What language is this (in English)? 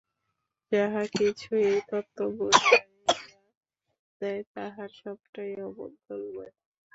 Bangla